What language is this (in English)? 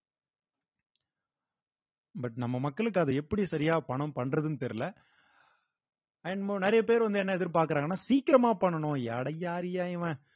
Tamil